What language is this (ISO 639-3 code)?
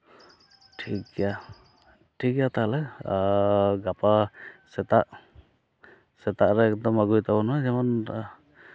sat